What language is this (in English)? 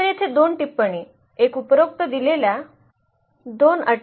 Marathi